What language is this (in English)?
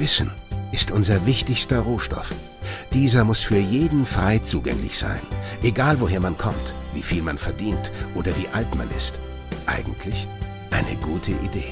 German